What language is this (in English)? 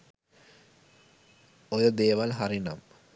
Sinhala